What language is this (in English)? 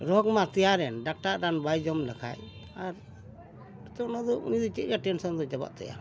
Santali